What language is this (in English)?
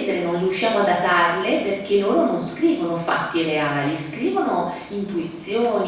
Italian